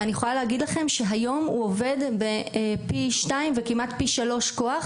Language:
Hebrew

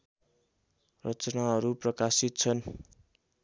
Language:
Nepali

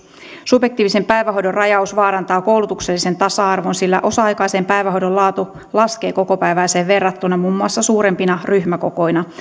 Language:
Finnish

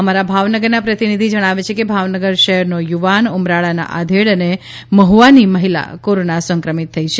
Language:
Gujarati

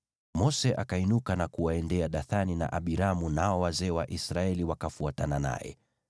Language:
Swahili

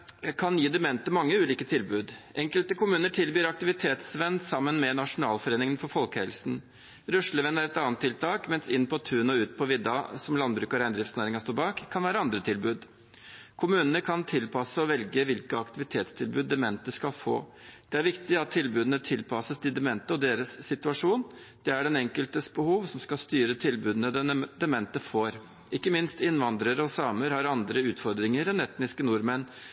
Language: Norwegian Bokmål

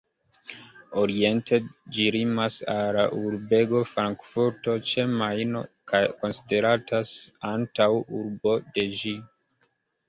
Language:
Esperanto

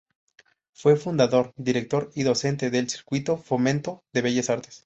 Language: Spanish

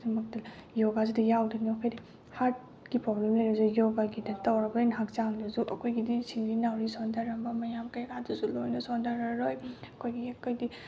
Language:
Manipuri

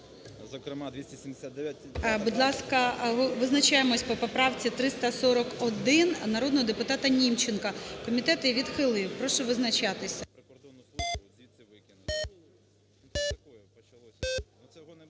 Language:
Ukrainian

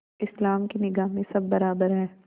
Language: Hindi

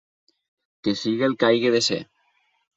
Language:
Catalan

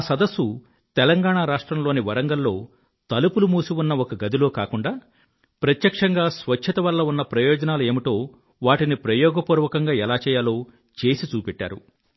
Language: Telugu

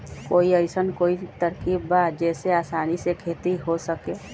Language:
Magahi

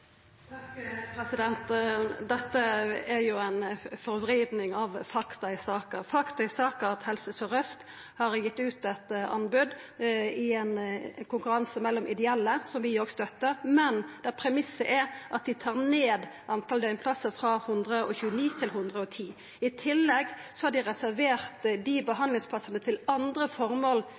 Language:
Norwegian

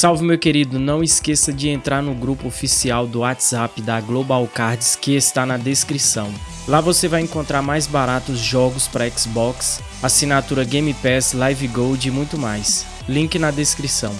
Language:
Portuguese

